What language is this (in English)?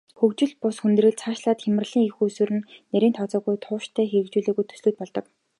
Mongolian